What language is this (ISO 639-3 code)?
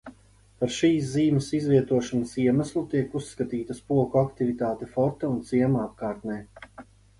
lav